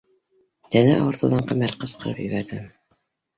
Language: Bashkir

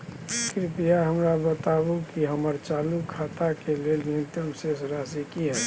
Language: Maithili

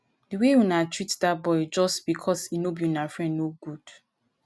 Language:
Nigerian Pidgin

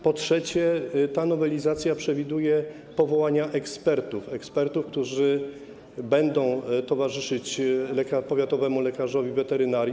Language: Polish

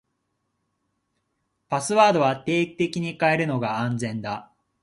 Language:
Japanese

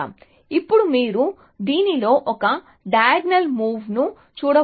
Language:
Telugu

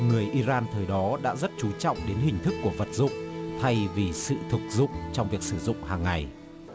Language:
Vietnamese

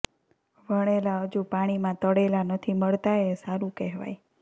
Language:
Gujarati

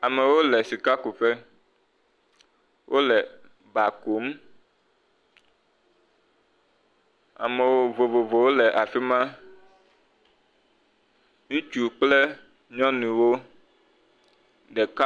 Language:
Ewe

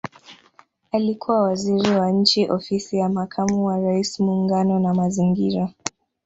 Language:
Swahili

